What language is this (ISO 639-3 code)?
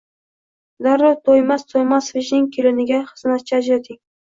uzb